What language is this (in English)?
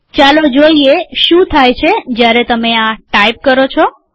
Gujarati